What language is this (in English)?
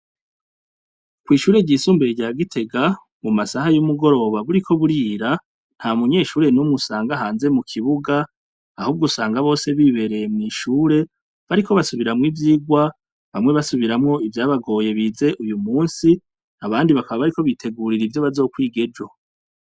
Rundi